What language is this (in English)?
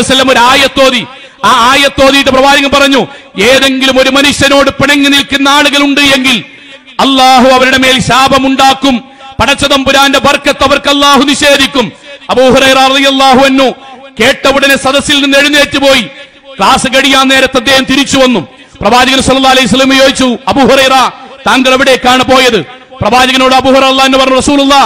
Arabic